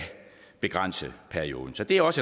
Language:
Danish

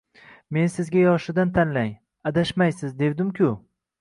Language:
Uzbek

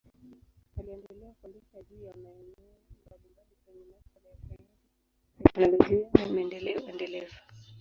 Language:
Swahili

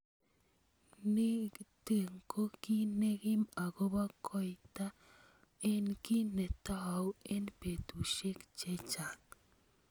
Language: Kalenjin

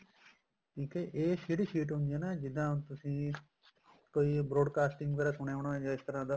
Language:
Punjabi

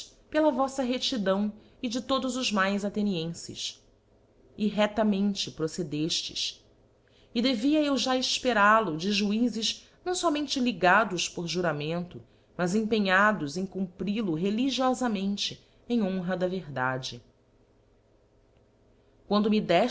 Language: Portuguese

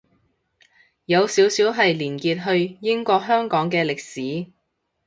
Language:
Cantonese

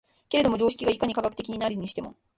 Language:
Japanese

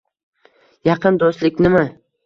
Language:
Uzbek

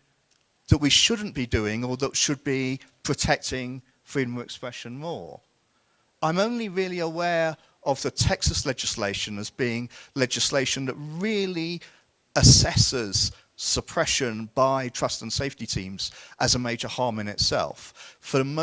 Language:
English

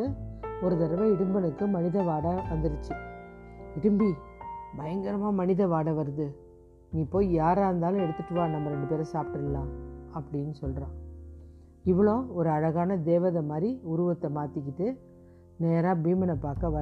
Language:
Tamil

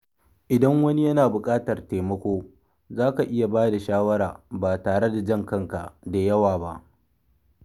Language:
Hausa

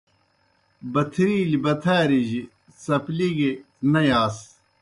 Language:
Kohistani Shina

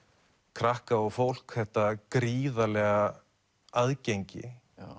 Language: Icelandic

